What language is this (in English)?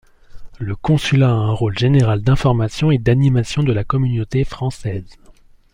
French